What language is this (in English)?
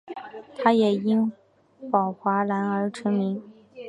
Chinese